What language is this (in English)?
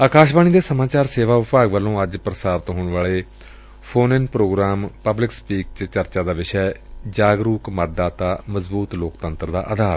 Punjabi